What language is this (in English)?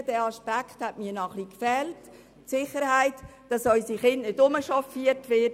Swiss German